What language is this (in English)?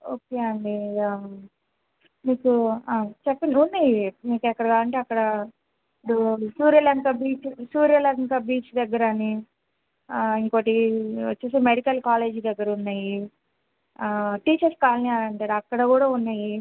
Telugu